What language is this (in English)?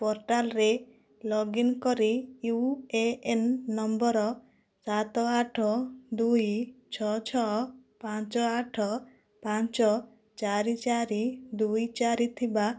Odia